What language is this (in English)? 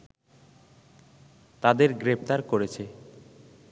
Bangla